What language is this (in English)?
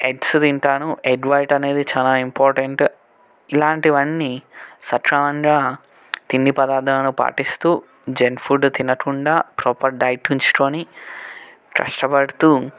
Telugu